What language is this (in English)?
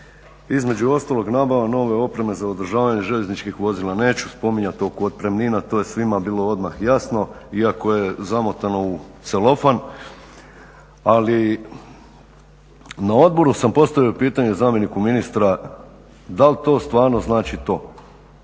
Croatian